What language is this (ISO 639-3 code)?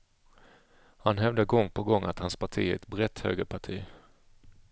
swe